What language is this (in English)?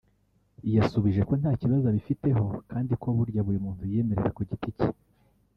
Kinyarwanda